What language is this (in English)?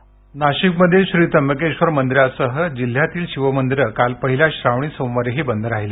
Marathi